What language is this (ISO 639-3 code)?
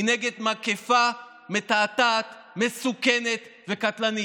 heb